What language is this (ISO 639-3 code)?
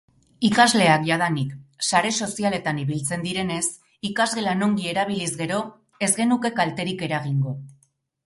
eus